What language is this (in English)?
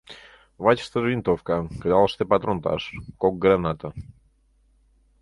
Mari